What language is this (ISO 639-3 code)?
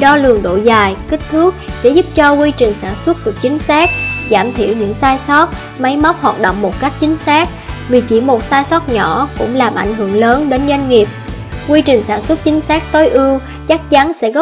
vie